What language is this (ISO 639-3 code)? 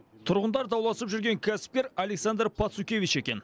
kaz